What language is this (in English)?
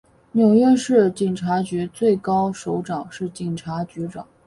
Chinese